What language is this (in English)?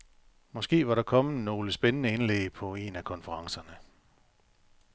Danish